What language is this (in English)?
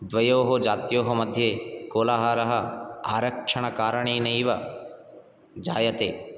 Sanskrit